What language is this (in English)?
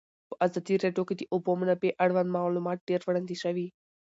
Pashto